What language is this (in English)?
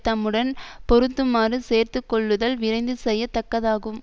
Tamil